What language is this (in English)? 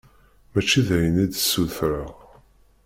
Kabyle